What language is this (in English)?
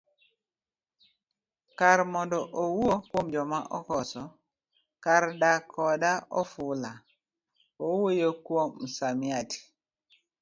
Luo (Kenya and Tanzania)